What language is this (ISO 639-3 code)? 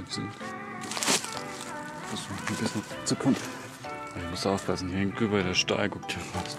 deu